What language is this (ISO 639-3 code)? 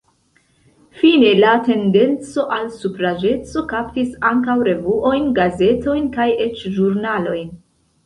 epo